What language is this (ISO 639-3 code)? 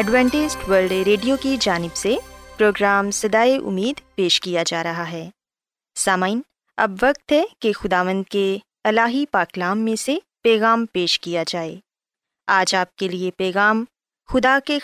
urd